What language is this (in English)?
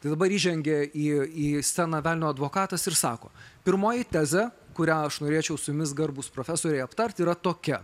Lithuanian